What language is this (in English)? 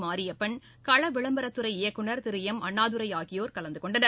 Tamil